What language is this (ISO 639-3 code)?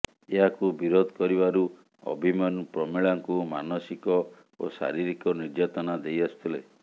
ori